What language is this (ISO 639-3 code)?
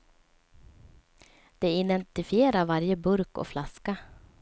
swe